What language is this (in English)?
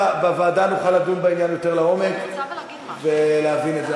Hebrew